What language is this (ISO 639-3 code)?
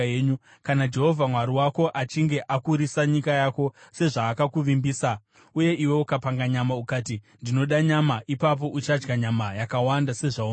sna